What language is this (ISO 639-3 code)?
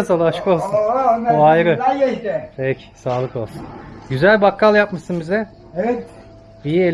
tur